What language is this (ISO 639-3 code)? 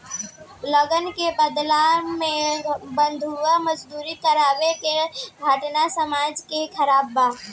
bho